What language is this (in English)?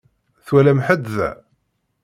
Kabyle